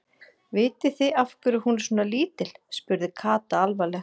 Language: Icelandic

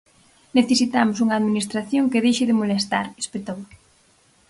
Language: Galician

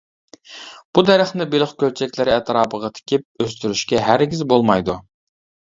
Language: Uyghur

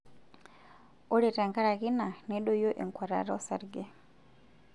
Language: Masai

